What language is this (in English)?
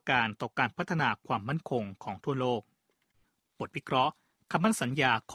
Thai